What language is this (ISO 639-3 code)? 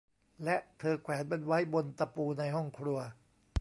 tha